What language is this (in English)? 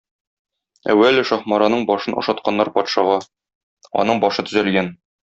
Tatar